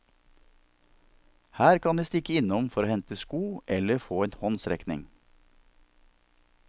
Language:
Norwegian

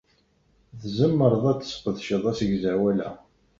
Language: Kabyle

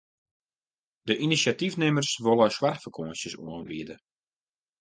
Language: Western Frisian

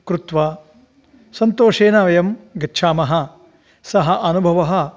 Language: Sanskrit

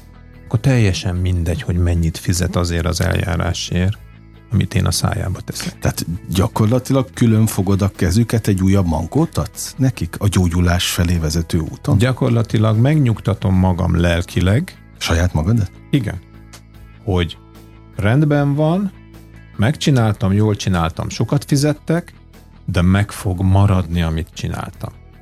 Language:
Hungarian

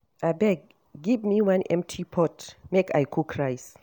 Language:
Nigerian Pidgin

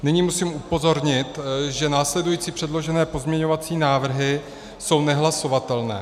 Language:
Czech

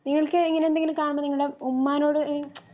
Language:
Malayalam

